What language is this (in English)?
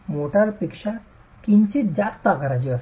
Marathi